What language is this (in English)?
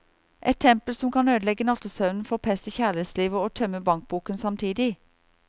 Norwegian